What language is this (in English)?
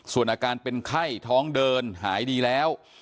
Thai